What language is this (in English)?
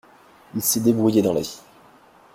French